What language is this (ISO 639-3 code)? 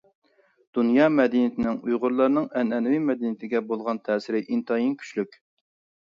uig